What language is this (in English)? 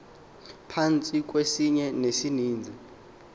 Xhosa